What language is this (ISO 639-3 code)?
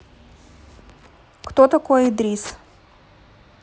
rus